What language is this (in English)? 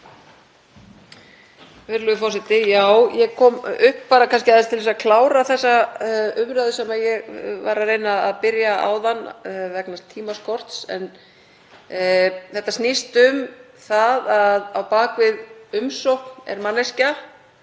Icelandic